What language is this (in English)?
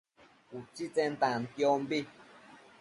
Matsés